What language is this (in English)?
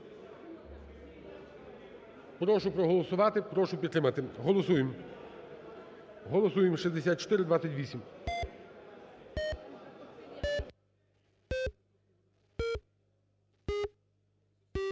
Ukrainian